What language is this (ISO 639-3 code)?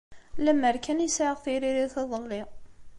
kab